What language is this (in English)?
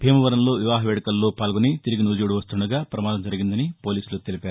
Telugu